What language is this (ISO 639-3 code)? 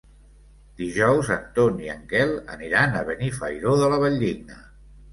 cat